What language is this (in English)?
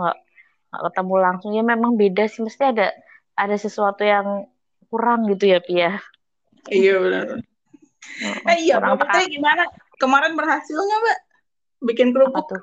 Indonesian